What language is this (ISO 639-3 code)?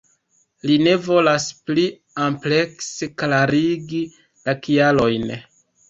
epo